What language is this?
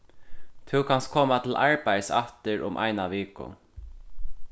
Faroese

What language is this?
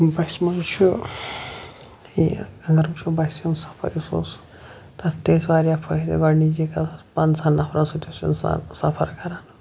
Kashmiri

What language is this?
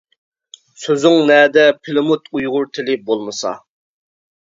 Uyghur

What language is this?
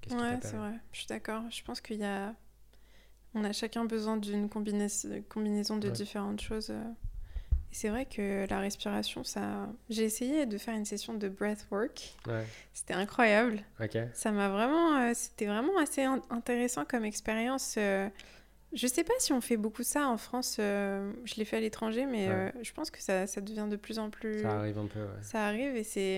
French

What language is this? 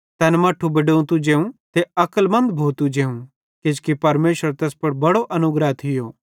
Bhadrawahi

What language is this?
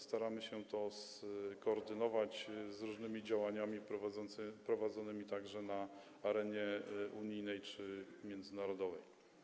Polish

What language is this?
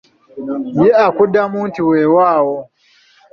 Ganda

